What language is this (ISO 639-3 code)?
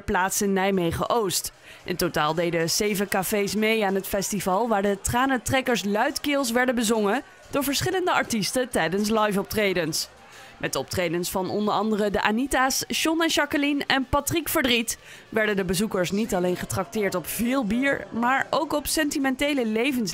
nld